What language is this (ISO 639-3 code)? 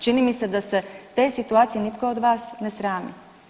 hrv